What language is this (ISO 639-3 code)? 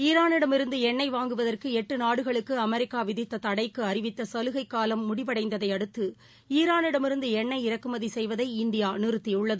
tam